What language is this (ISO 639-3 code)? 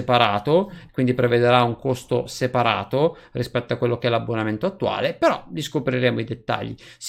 ita